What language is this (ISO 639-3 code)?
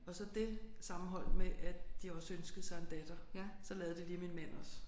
dan